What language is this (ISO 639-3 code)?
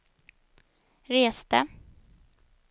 swe